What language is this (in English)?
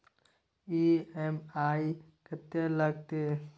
Maithili